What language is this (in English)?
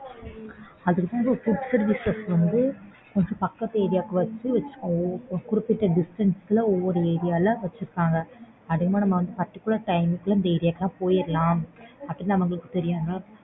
Tamil